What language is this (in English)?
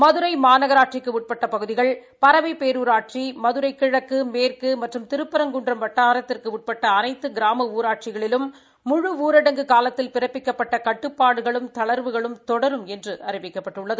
Tamil